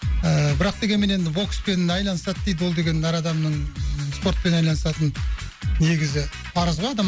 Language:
Kazakh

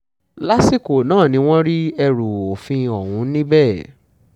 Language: Yoruba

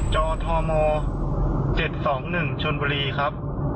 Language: Thai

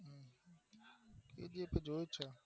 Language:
Gujarati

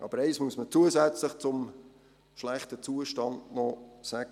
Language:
Swiss German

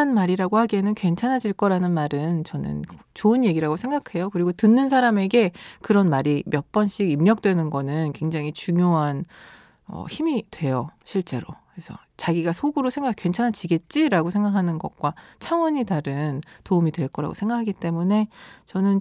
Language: Korean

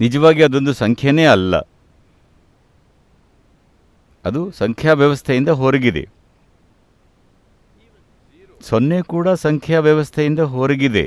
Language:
English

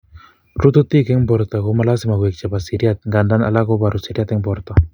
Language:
Kalenjin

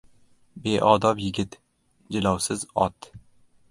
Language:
Uzbek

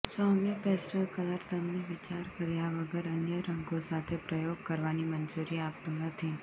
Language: Gujarati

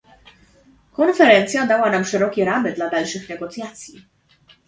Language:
Polish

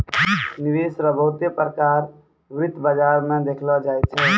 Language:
Maithili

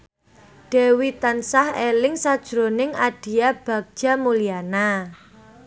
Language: Javanese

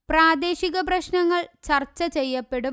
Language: Malayalam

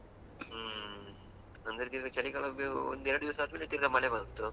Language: Kannada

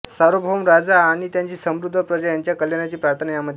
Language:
Marathi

